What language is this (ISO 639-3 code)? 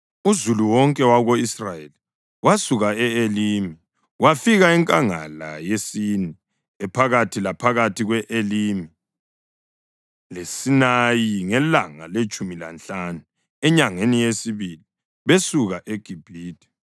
nde